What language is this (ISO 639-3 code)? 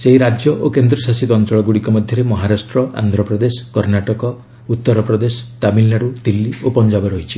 ori